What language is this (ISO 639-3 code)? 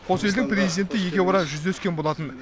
kaz